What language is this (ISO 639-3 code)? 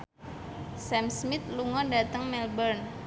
jav